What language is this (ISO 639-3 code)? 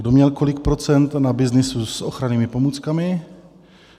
ces